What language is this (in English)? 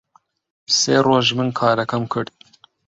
Central Kurdish